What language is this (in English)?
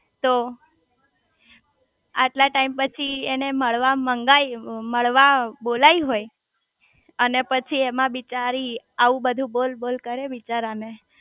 Gujarati